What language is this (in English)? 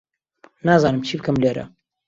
Central Kurdish